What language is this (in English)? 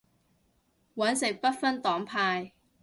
Cantonese